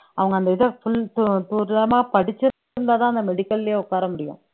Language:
Tamil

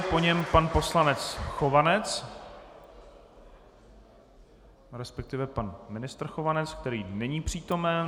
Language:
Czech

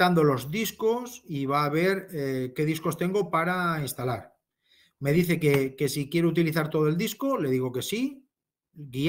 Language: Spanish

